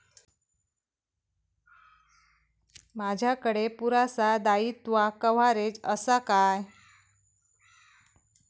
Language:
Marathi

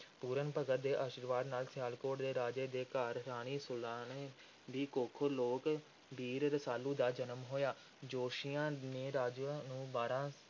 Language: Punjabi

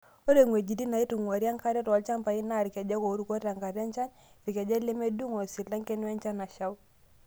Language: Masai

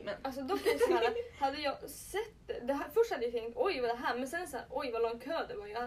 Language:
Swedish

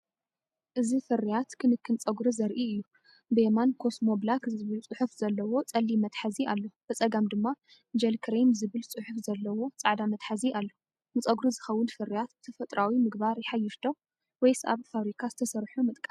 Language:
Tigrinya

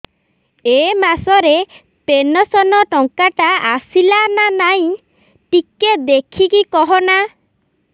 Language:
Odia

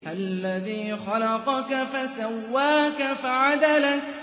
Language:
Arabic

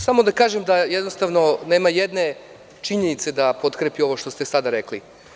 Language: Serbian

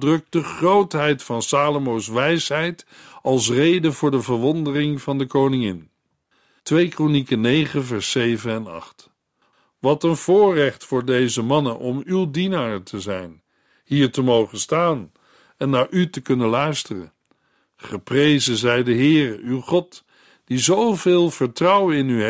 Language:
Dutch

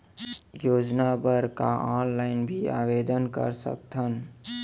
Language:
Chhattisgarhi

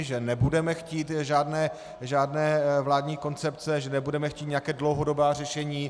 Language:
Czech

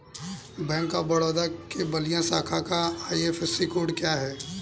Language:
Hindi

